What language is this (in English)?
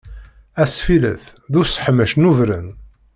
Kabyle